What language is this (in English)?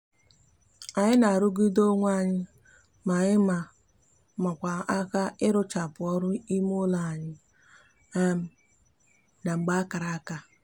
Igbo